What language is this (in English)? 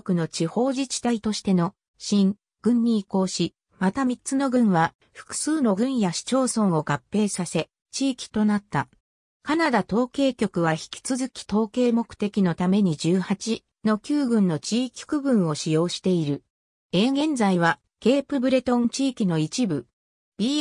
Japanese